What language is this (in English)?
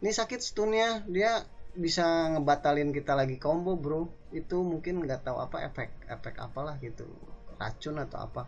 Indonesian